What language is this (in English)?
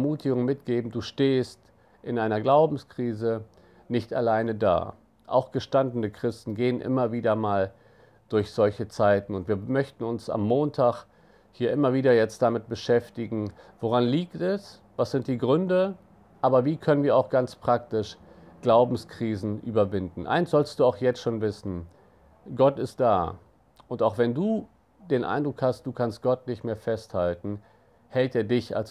German